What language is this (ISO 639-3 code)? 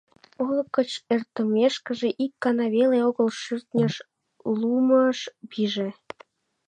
chm